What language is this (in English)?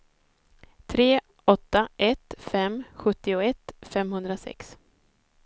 Swedish